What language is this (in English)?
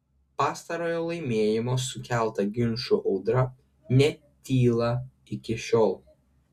Lithuanian